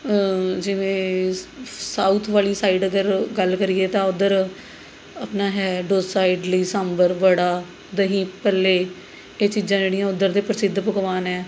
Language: Punjabi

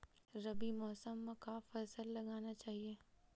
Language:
Chhattisgarhi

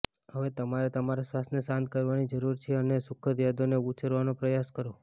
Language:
Gujarati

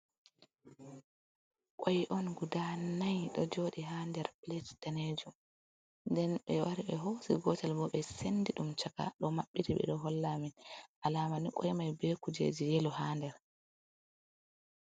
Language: Fula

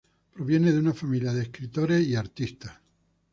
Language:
Spanish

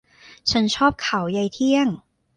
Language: Thai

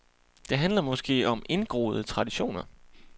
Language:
Danish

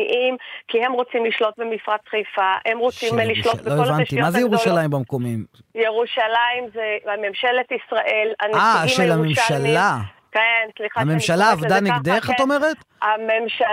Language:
Hebrew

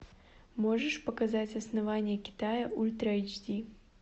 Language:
Russian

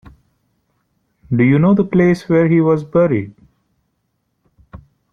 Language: English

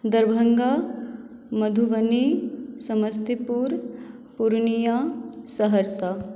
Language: Maithili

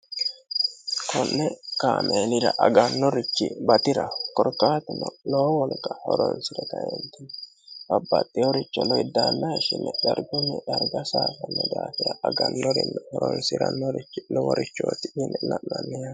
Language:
Sidamo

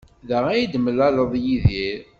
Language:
Kabyle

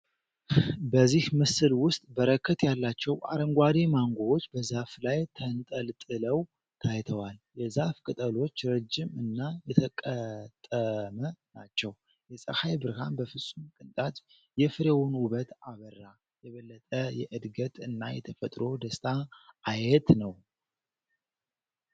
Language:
Amharic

